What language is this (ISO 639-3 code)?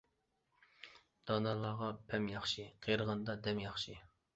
uig